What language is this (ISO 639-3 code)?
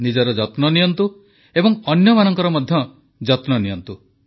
ori